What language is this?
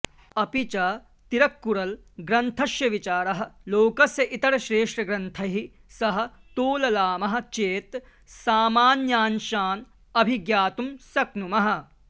Sanskrit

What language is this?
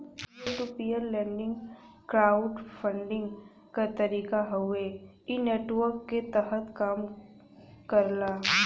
Bhojpuri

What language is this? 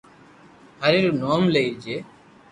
Loarki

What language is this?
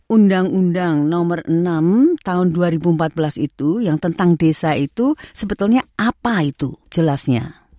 Indonesian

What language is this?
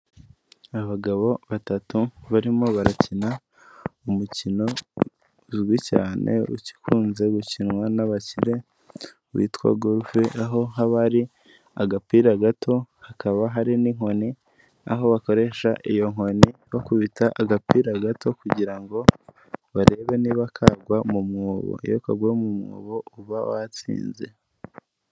Kinyarwanda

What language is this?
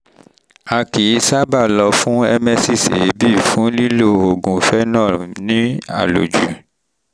Yoruba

